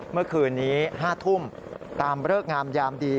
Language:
Thai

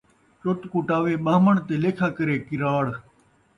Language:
Saraiki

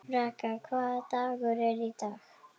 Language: Icelandic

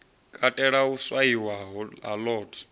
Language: Venda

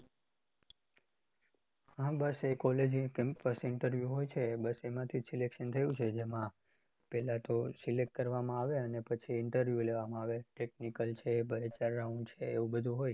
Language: Gujarati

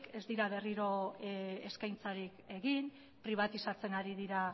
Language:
Basque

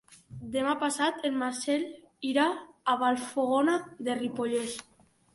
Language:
Catalan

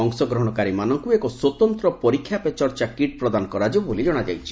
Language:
Odia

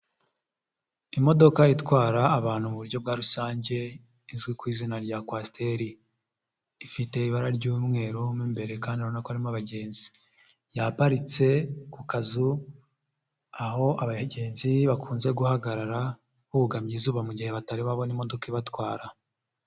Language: Kinyarwanda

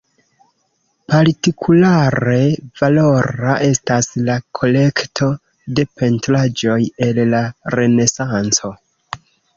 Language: Esperanto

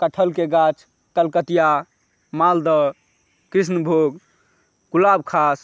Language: Maithili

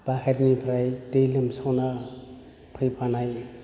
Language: Bodo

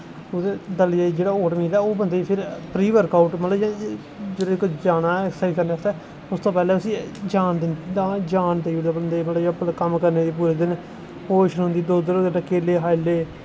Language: Dogri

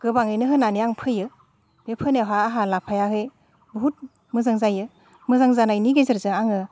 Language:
Bodo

